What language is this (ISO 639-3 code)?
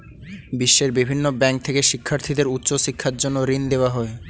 ben